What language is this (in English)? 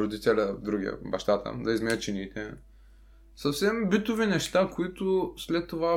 Bulgarian